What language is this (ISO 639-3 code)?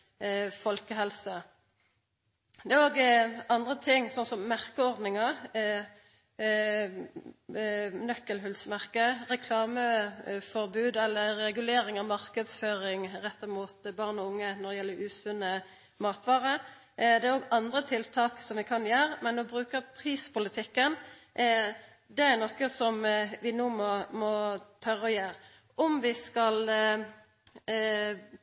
nno